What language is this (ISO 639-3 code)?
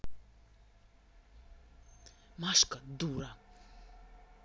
rus